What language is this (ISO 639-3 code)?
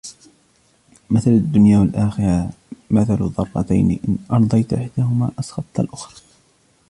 ara